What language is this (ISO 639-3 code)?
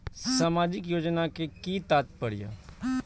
mai